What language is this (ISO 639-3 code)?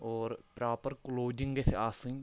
kas